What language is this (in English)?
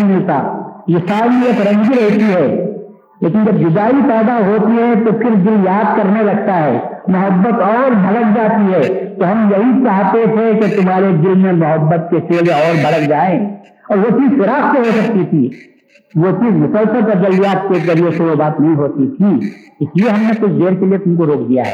Urdu